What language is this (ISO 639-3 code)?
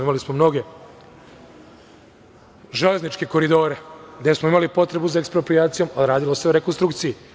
srp